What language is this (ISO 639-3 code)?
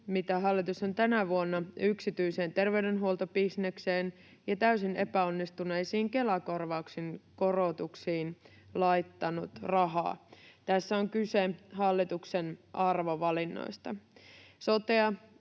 fin